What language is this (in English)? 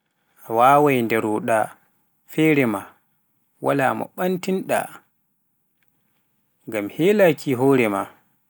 Pular